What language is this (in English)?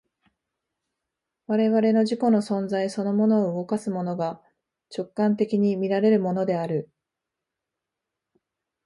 Japanese